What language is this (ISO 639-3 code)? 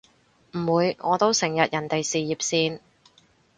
yue